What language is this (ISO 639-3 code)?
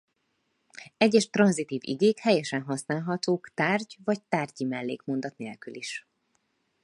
hun